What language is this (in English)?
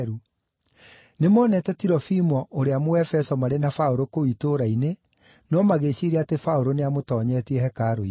Kikuyu